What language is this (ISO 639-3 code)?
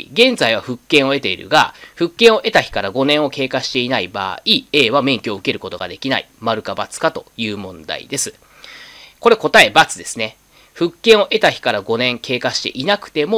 jpn